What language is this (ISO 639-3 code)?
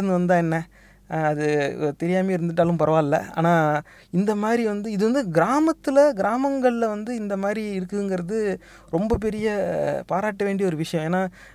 tam